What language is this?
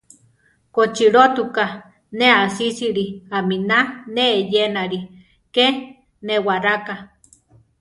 Central Tarahumara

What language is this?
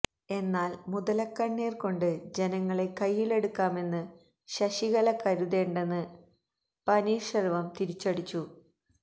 Malayalam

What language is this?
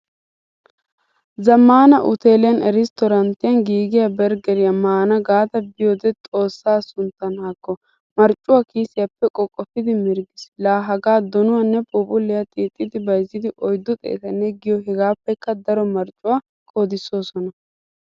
Wolaytta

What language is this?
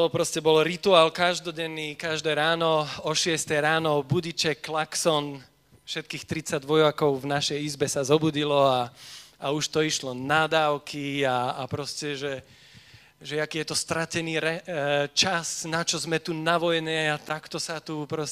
Slovak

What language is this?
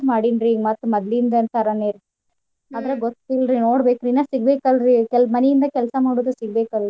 Kannada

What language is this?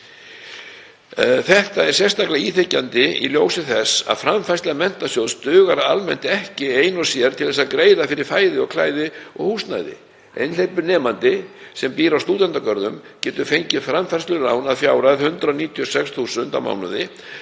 Icelandic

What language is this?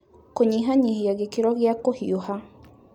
Kikuyu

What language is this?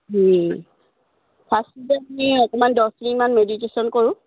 Assamese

